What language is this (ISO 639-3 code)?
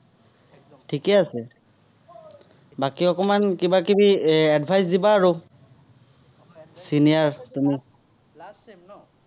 asm